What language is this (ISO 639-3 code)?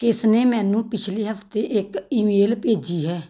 pan